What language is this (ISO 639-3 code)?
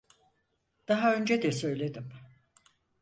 tur